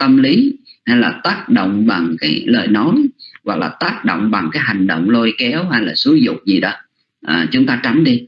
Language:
Vietnamese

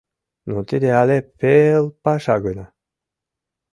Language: Mari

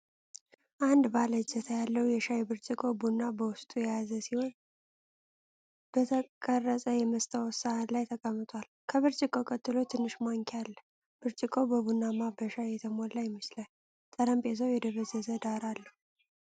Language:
Amharic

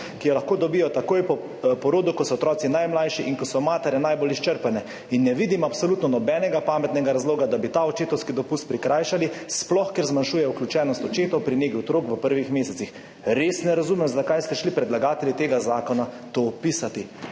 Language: Slovenian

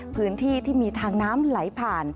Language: Thai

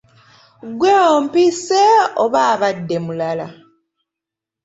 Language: Ganda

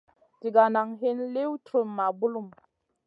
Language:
Masana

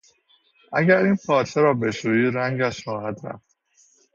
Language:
Persian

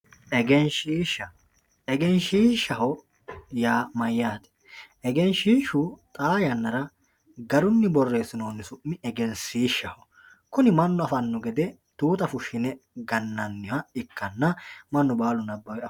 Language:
Sidamo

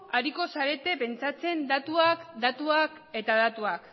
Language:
Basque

